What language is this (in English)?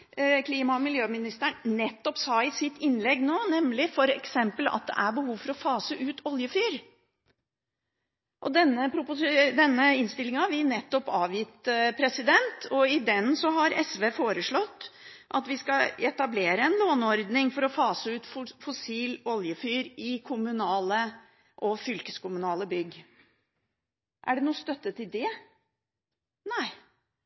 Norwegian Bokmål